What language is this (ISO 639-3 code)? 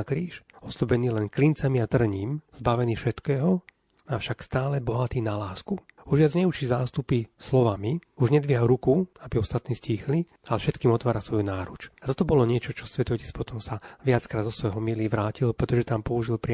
slk